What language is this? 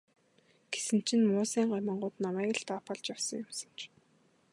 Mongolian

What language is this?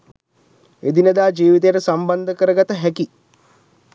Sinhala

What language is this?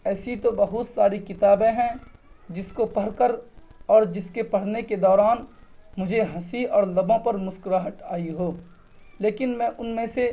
Urdu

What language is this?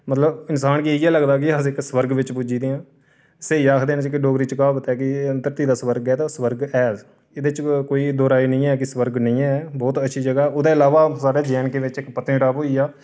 Dogri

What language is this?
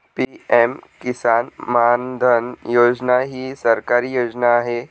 Marathi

